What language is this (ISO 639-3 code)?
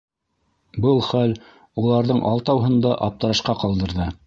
bak